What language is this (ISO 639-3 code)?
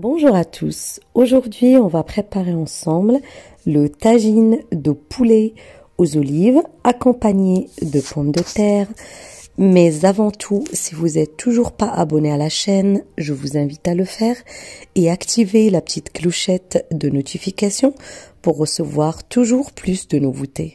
fra